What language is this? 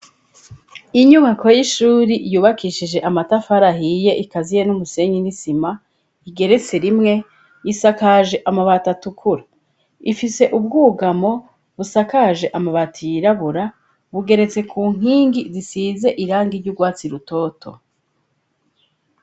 Rundi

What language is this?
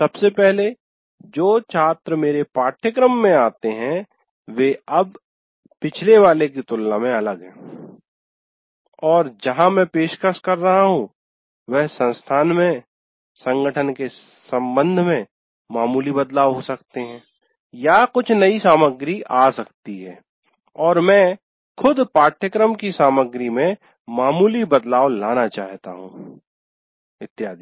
Hindi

